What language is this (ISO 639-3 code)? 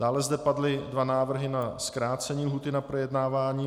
ces